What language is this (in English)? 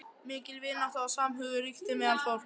Icelandic